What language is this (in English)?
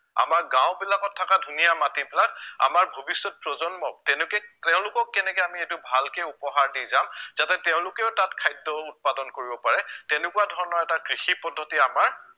Assamese